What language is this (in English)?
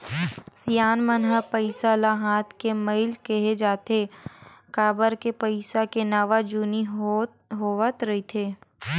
Chhattisgarhi